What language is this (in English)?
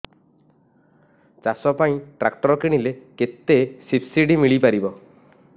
Odia